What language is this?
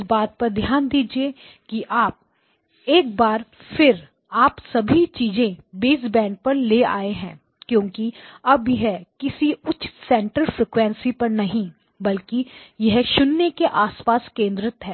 Hindi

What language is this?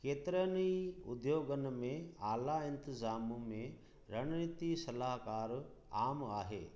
Sindhi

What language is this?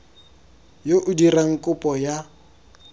Tswana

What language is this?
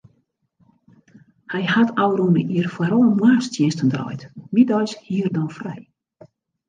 Western Frisian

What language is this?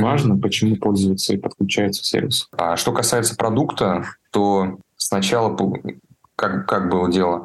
Russian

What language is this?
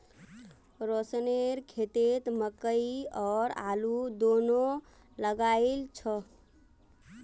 Magahi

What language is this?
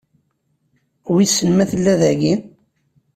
Kabyle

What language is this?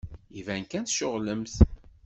Kabyle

